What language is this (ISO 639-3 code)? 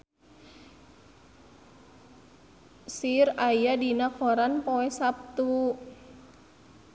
sun